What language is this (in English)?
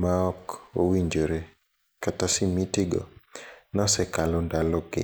Luo (Kenya and Tanzania)